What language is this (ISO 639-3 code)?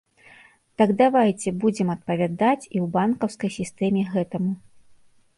bel